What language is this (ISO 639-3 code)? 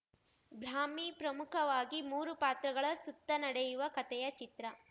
kan